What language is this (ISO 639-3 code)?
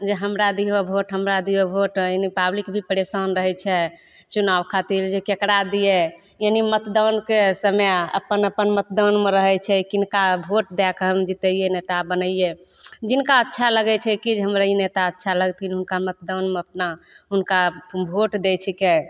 mai